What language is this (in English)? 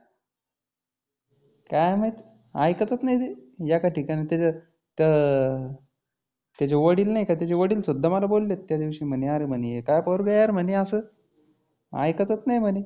Marathi